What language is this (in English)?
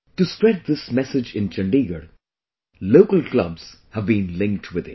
English